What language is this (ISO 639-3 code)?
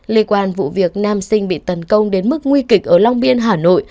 vie